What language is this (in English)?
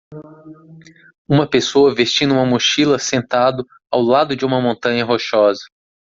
Portuguese